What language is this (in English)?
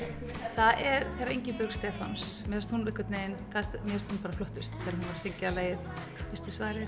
Icelandic